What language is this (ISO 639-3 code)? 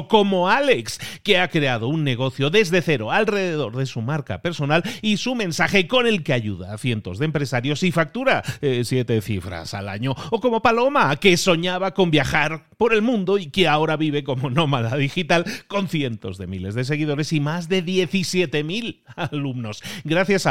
spa